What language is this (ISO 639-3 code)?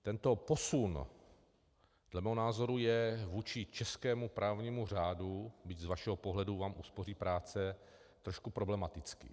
ces